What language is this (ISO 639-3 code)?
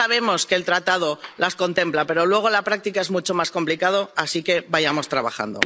spa